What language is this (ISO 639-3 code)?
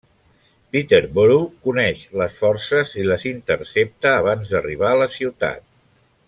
cat